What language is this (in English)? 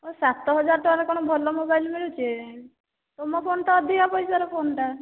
Odia